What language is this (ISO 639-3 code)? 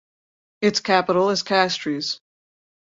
eng